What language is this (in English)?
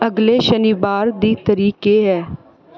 Dogri